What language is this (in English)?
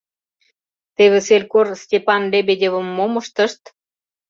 Mari